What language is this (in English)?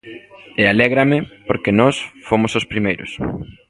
Galician